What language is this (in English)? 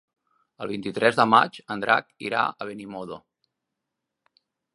Catalan